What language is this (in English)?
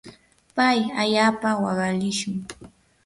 Yanahuanca Pasco Quechua